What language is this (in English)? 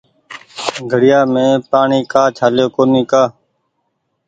Goaria